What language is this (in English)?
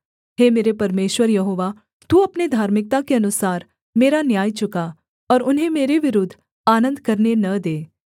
Hindi